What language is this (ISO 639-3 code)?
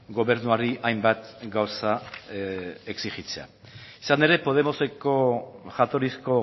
eus